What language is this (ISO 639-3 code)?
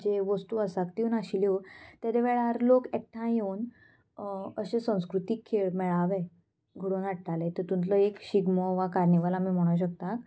kok